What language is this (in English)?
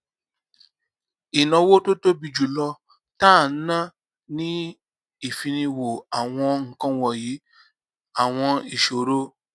Yoruba